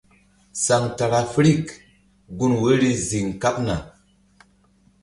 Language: Mbum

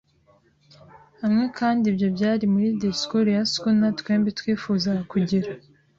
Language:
Kinyarwanda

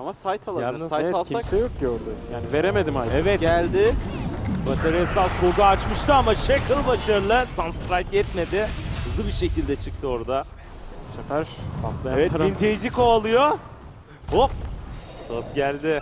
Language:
Turkish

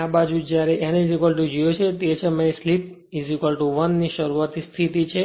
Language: Gujarati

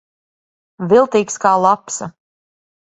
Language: Latvian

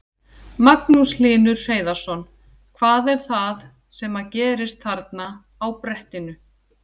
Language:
Icelandic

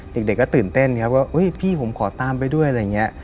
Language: Thai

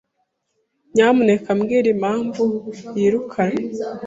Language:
Kinyarwanda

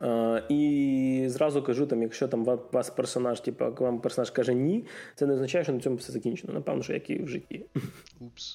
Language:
Ukrainian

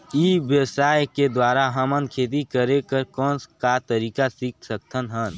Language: Chhattisgarhi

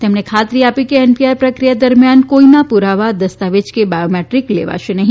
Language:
Gujarati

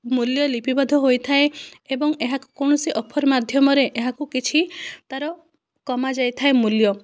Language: Odia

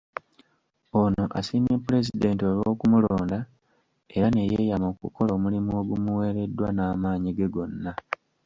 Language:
Ganda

